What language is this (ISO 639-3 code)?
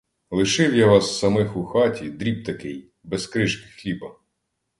ukr